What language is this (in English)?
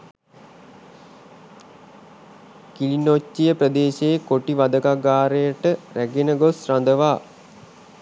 Sinhala